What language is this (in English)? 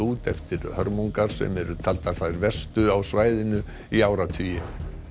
Icelandic